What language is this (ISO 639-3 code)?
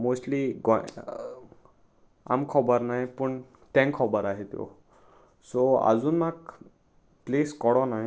kok